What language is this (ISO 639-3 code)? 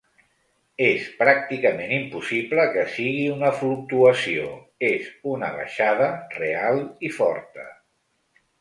cat